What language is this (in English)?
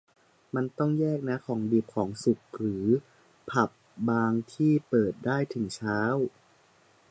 Thai